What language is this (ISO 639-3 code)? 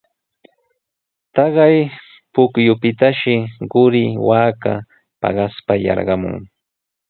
qws